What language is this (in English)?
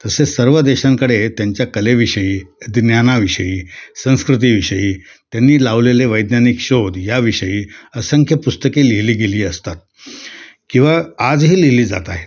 Marathi